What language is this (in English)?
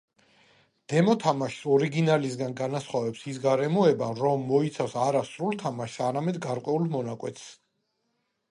Georgian